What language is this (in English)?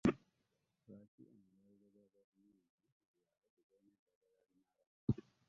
Ganda